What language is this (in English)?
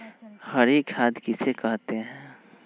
Magahi